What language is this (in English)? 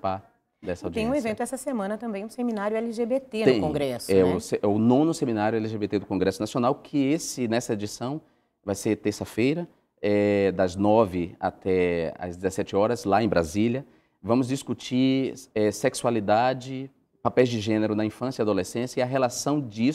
Portuguese